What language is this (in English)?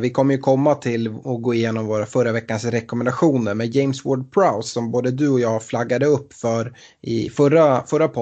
Swedish